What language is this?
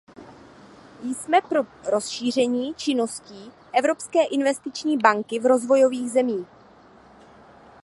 Czech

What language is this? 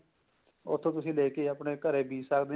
Punjabi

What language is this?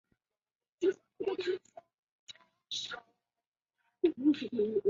Chinese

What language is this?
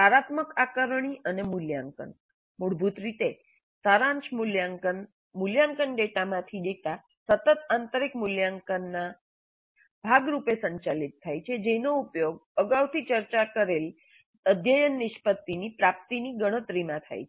Gujarati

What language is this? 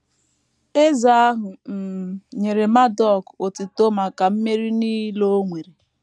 Igbo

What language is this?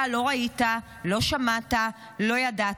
Hebrew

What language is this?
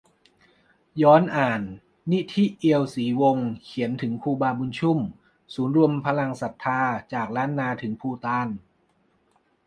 Thai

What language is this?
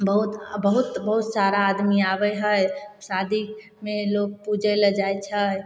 Maithili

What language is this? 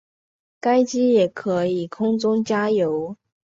Chinese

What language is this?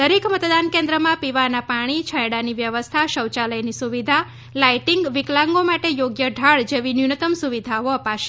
Gujarati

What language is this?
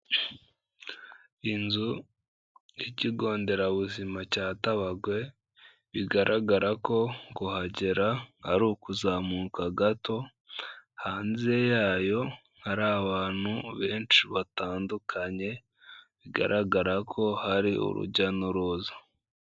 Kinyarwanda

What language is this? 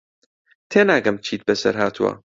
Central Kurdish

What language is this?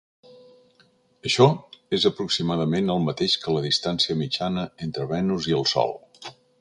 Catalan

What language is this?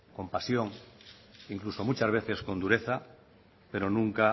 Spanish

